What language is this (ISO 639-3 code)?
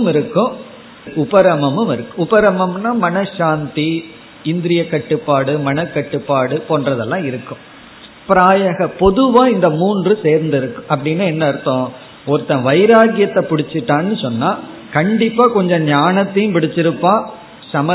tam